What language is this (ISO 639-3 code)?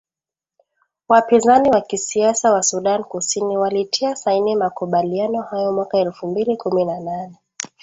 swa